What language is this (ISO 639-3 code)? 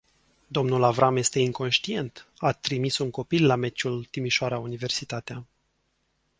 ron